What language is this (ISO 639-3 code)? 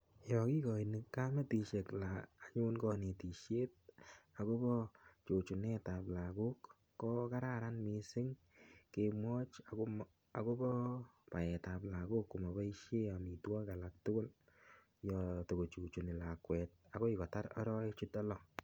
kln